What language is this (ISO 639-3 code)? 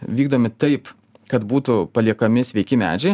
lit